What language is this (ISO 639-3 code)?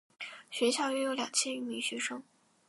zho